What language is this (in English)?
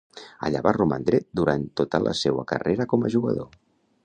Catalan